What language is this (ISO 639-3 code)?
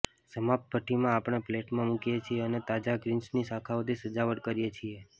guj